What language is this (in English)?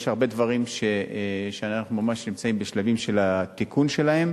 Hebrew